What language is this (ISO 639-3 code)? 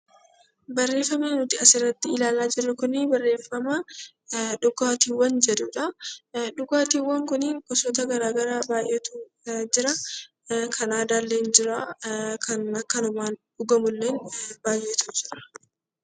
orm